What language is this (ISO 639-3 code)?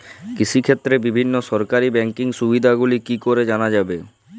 ben